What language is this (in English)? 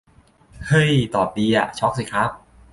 Thai